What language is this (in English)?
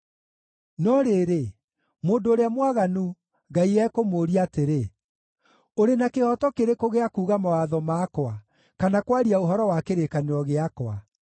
Kikuyu